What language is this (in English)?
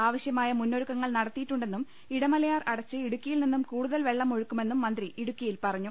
Malayalam